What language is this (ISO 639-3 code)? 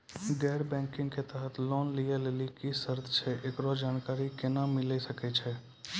mai